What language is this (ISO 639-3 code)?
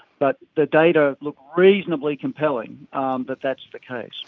eng